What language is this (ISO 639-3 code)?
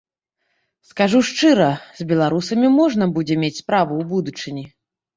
bel